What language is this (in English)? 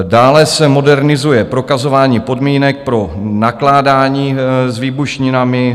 Czech